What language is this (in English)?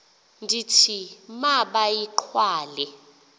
Xhosa